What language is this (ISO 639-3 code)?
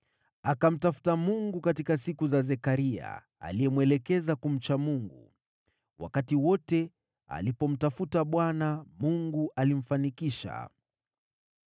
swa